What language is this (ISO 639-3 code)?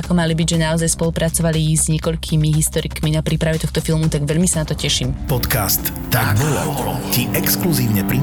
slk